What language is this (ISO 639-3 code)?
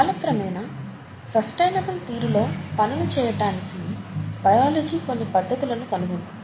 tel